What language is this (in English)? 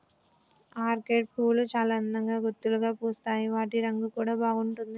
Telugu